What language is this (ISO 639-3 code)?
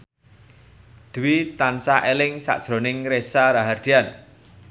jav